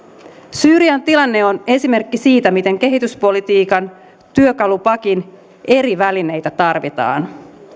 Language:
Finnish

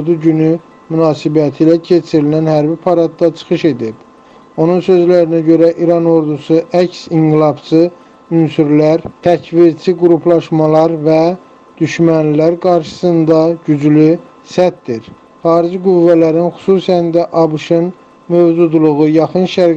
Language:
Turkish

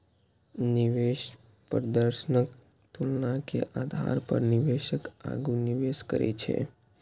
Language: Maithili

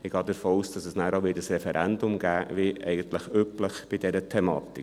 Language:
Swiss German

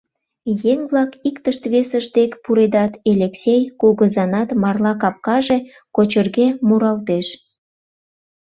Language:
Mari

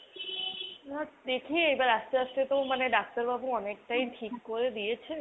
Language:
Bangla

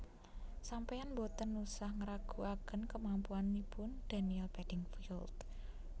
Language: Javanese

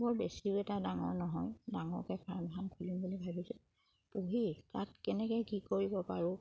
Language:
Assamese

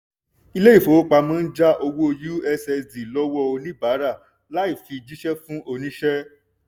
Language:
Yoruba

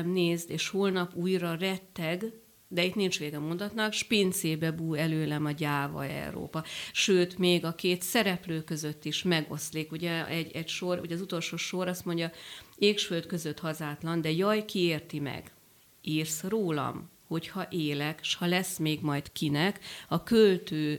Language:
Hungarian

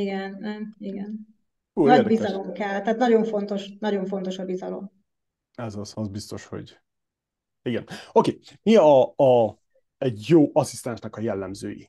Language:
Hungarian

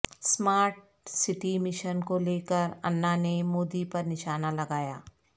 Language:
Urdu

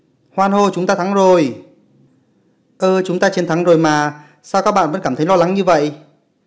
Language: Vietnamese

